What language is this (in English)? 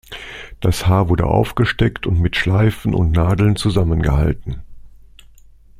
German